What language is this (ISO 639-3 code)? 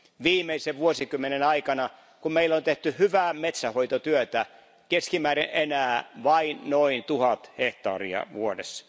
fin